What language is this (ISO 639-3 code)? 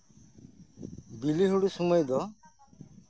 sat